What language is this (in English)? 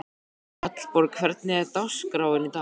Icelandic